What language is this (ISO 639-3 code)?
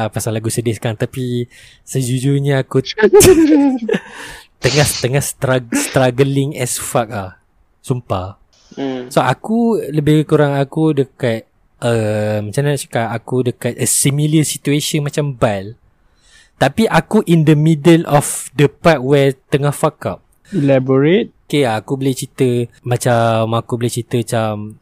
msa